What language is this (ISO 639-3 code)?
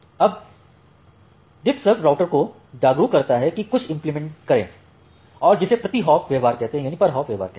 hin